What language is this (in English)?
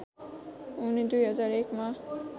Nepali